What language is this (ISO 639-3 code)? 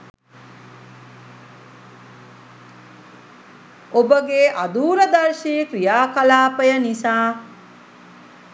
sin